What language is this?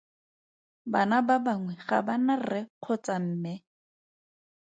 Tswana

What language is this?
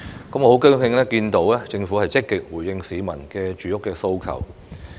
Cantonese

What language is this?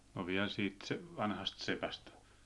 Finnish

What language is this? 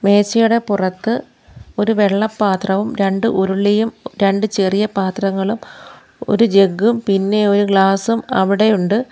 Malayalam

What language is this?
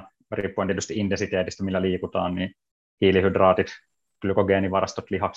Finnish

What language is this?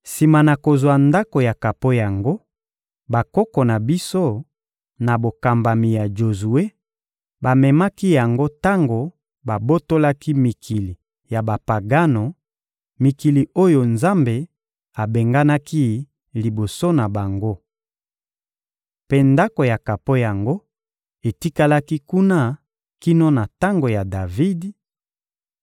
Lingala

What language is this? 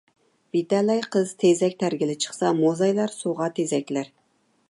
Uyghur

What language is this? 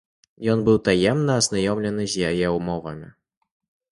Belarusian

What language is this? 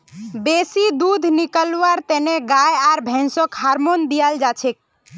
Magahi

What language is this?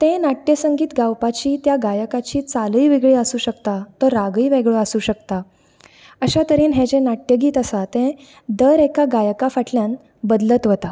Konkani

